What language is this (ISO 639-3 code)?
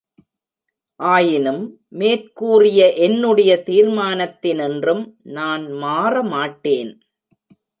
tam